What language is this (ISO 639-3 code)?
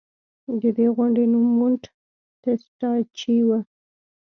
pus